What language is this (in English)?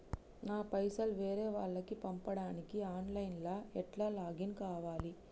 Telugu